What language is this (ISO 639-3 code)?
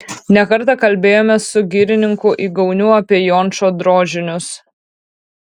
lit